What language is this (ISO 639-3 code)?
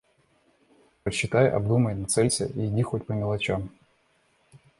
rus